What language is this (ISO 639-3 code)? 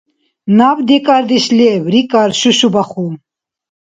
dar